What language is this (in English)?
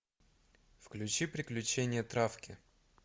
Russian